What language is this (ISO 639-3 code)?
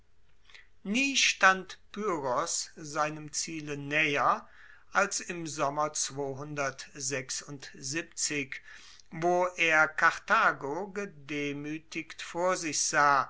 deu